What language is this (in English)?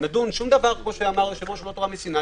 Hebrew